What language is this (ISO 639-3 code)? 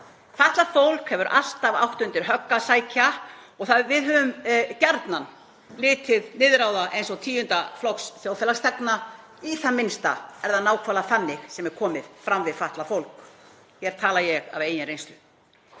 isl